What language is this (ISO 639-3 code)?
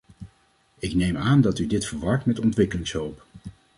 nld